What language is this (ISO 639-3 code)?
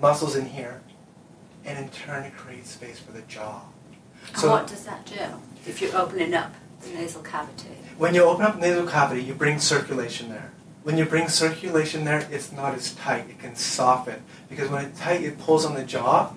eng